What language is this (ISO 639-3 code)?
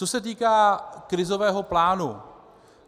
ces